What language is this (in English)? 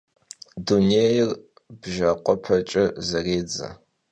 Kabardian